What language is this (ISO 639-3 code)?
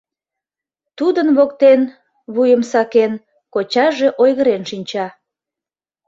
chm